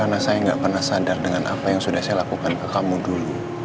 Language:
Indonesian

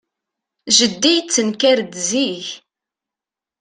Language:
Kabyle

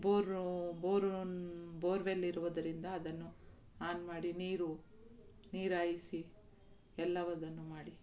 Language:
Kannada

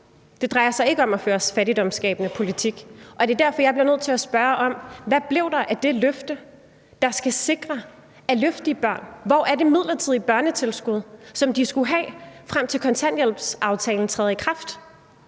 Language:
Danish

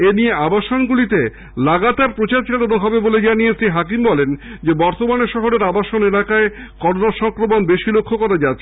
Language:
Bangla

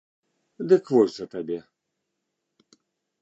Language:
Belarusian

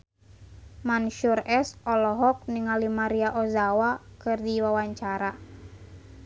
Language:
Sundanese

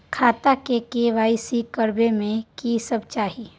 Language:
Maithili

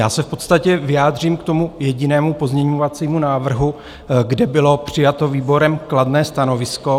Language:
Czech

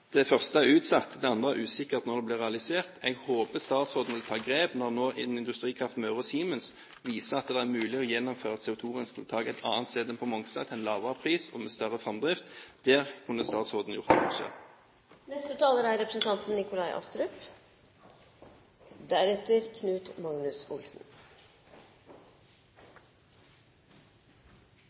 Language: Norwegian Bokmål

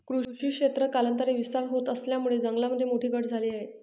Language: Marathi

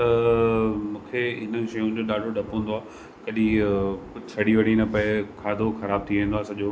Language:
Sindhi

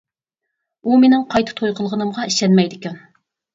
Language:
Uyghur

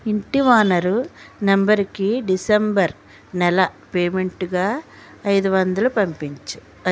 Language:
Telugu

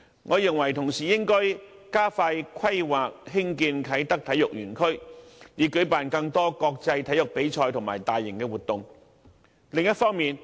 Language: Cantonese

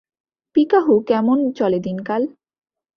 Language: Bangla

